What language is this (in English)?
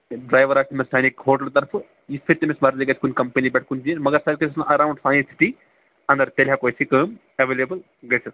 Kashmiri